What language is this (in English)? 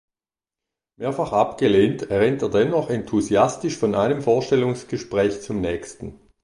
German